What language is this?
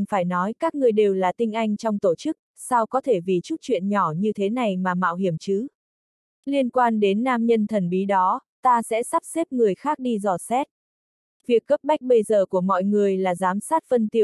Vietnamese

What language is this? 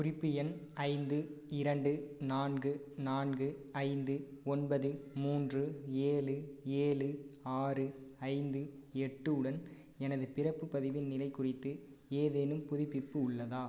Tamil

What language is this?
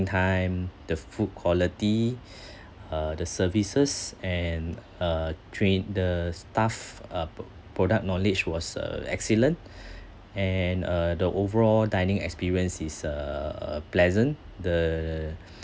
English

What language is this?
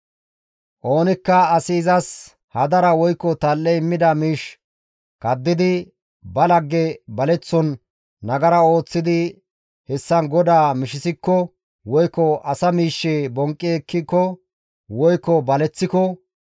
Gamo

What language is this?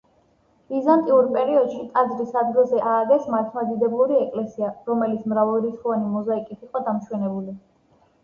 Georgian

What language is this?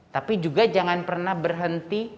Indonesian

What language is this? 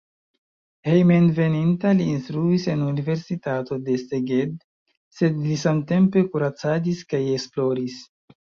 Esperanto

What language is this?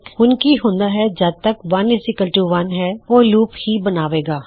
Punjabi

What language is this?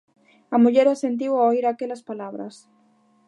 Galician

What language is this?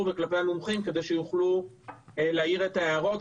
Hebrew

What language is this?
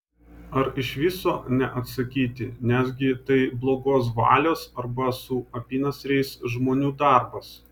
Lithuanian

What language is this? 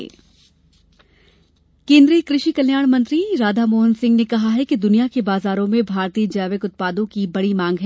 Hindi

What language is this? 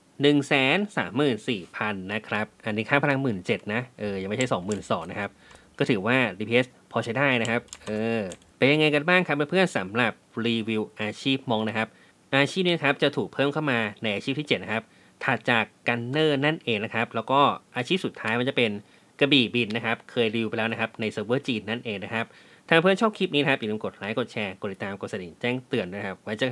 Thai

